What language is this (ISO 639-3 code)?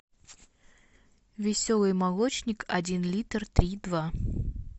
rus